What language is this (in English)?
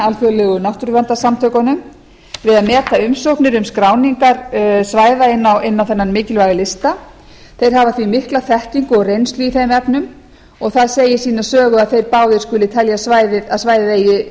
Icelandic